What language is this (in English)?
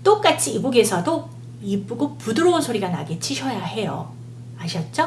Korean